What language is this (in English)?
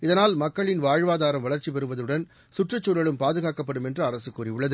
Tamil